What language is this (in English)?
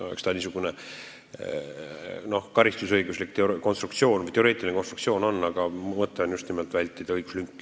Estonian